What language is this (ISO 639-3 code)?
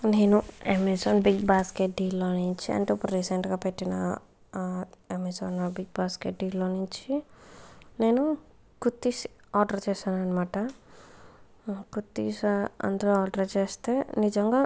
tel